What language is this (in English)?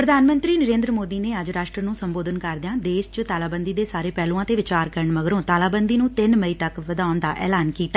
Punjabi